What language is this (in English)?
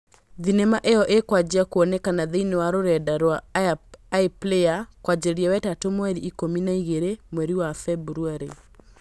Kikuyu